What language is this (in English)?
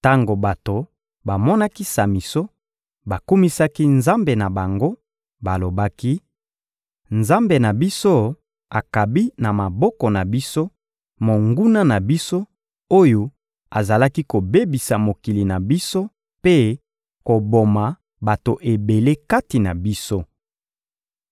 Lingala